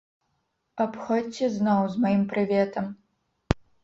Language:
Belarusian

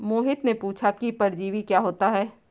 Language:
Hindi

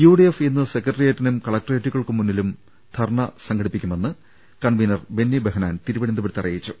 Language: Malayalam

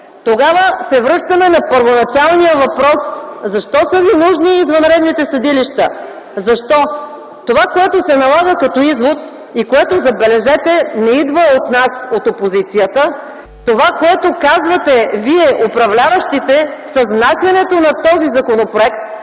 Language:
Bulgarian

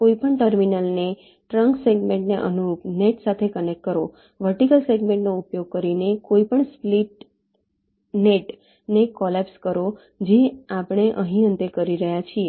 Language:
Gujarati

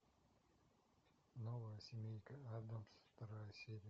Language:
Russian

